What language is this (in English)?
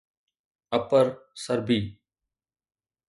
Sindhi